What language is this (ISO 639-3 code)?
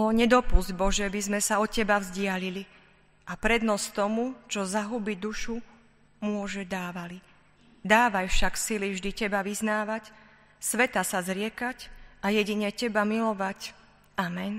slk